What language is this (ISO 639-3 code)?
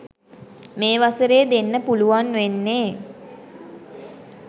sin